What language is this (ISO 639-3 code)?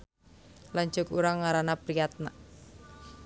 sun